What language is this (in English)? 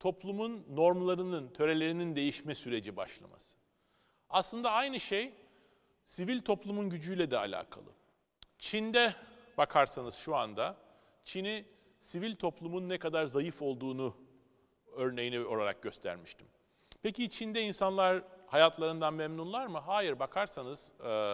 Turkish